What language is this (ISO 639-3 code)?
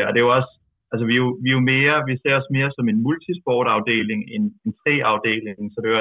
dan